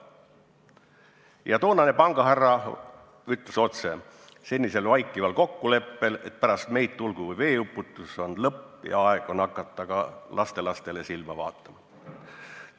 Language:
Estonian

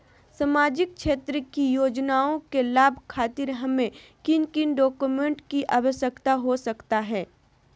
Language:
Magahi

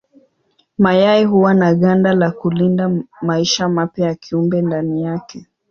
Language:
Swahili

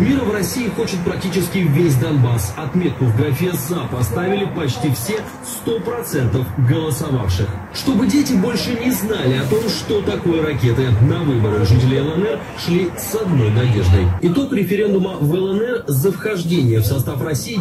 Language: Vietnamese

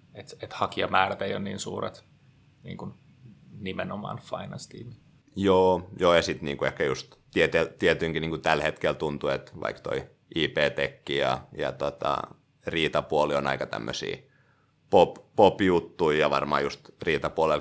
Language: Finnish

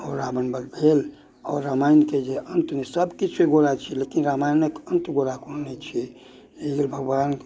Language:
Maithili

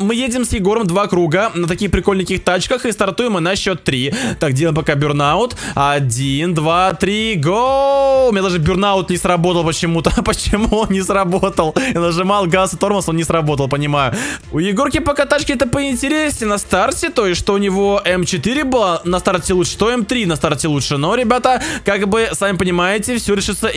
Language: Russian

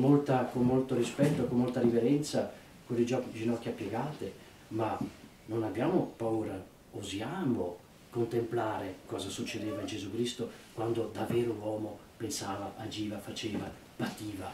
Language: Italian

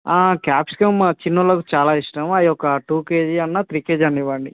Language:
Telugu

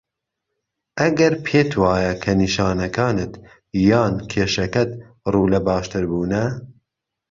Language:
Central Kurdish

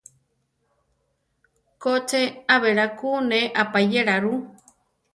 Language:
Central Tarahumara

